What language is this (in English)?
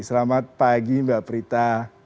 Indonesian